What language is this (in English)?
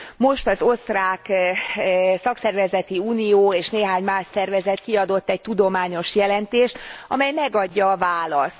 Hungarian